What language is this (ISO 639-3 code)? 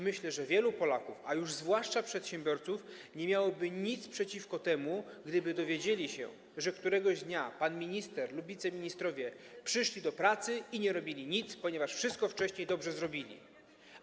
pol